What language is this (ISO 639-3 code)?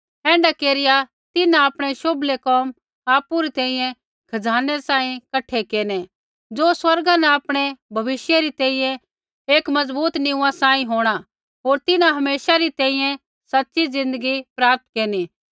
kfx